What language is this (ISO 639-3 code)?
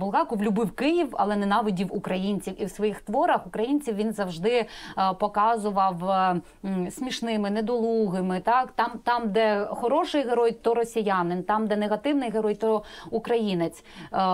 ukr